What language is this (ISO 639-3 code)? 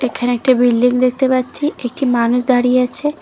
ben